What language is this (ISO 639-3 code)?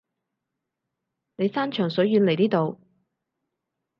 yue